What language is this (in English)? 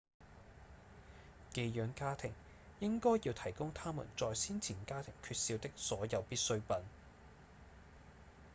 Cantonese